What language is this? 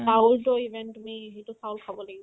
Assamese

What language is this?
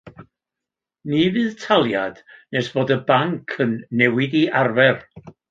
Welsh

